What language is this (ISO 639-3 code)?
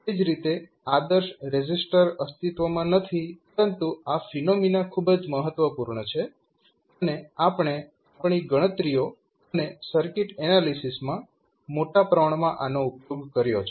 guj